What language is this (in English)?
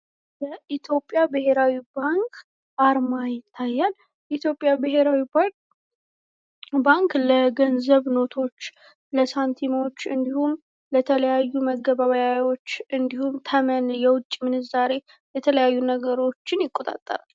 Amharic